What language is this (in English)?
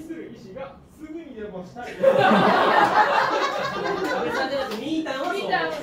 Japanese